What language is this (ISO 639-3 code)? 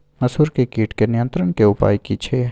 mai